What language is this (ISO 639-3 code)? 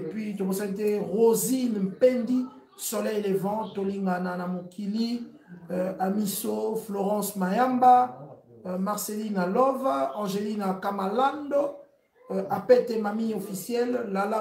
fra